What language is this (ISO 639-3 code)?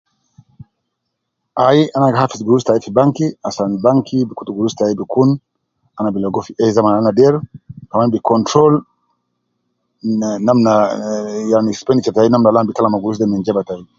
kcn